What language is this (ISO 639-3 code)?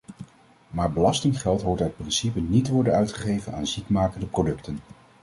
nld